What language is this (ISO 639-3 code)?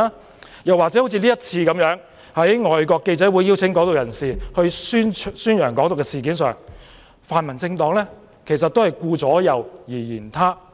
yue